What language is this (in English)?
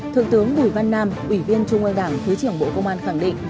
Vietnamese